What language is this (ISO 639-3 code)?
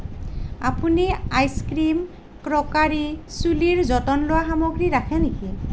asm